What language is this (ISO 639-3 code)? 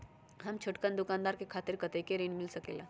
mag